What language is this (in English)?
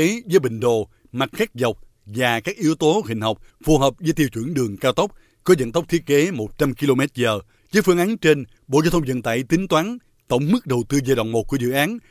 Vietnamese